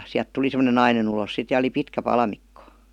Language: Finnish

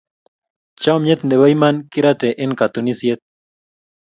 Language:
Kalenjin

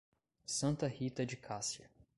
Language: Portuguese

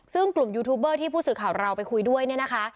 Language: Thai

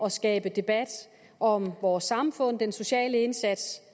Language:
Danish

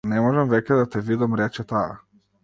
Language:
Macedonian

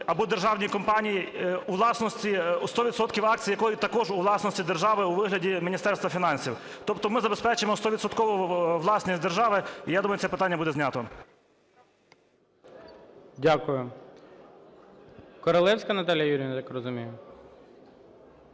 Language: Ukrainian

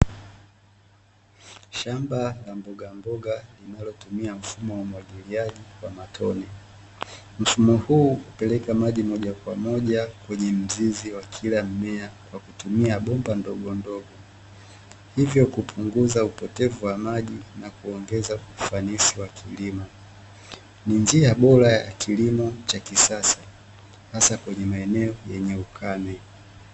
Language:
Swahili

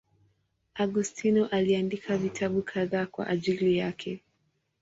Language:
Swahili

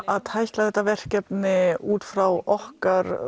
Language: Icelandic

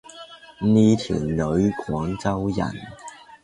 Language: Cantonese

